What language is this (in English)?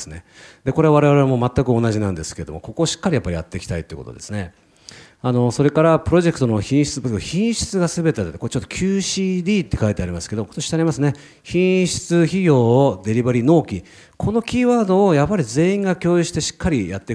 Japanese